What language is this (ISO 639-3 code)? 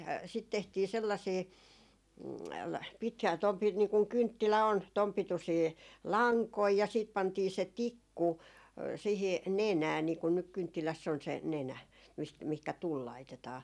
fin